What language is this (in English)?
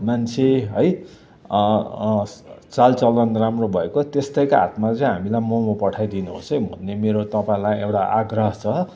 Nepali